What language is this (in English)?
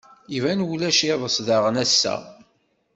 Kabyle